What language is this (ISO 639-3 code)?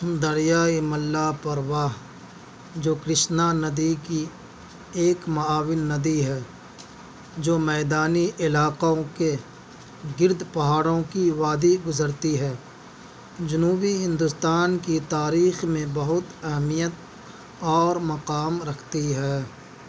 urd